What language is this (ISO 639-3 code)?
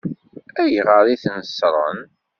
kab